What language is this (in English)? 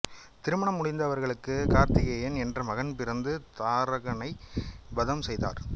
Tamil